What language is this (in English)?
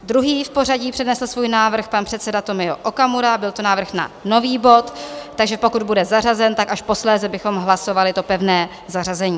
Czech